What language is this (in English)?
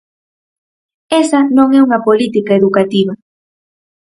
Galician